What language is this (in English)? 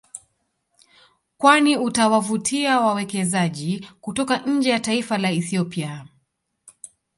Swahili